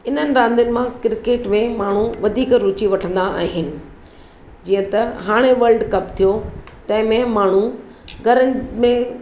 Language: Sindhi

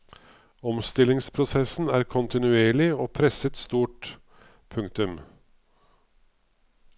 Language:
Norwegian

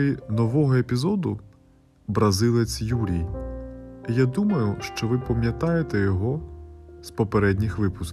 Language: Ukrainian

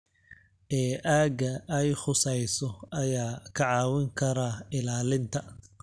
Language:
Somali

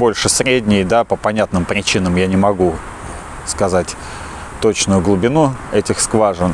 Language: Russian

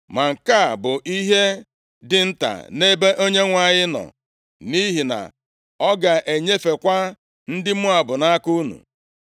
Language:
Igbo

